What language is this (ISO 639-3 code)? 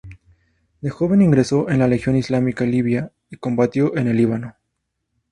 spa